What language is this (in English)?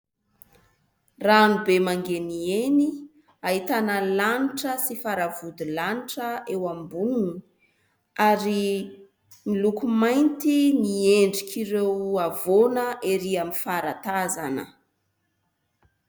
Malagasy